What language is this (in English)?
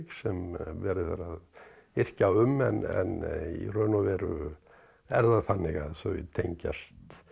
Icelandic